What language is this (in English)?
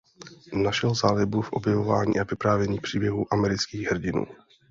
Czech